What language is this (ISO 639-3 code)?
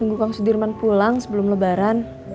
ind